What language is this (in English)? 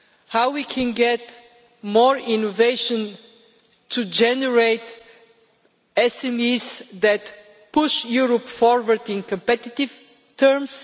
English